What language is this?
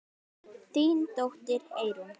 Icelandic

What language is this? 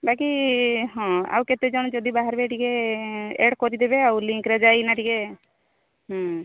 Odia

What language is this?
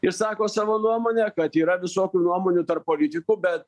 Lithuanian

